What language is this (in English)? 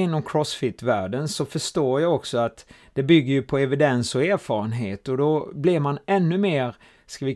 Swedish